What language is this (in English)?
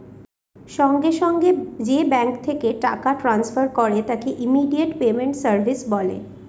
Bangla